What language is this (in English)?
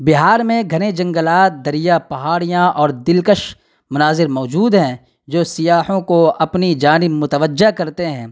Urdu